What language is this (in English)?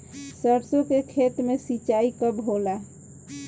Bhojpuri